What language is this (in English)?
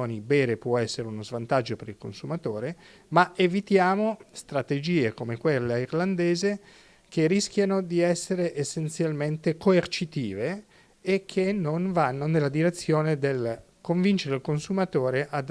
Italian